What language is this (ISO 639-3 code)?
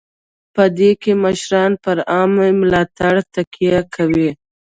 pus